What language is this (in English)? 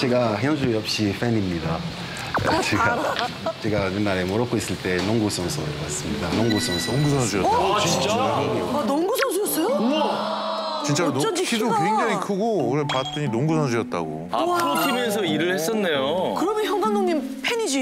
Korean